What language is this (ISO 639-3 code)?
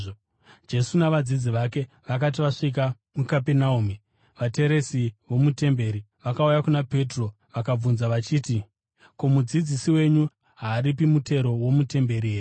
sna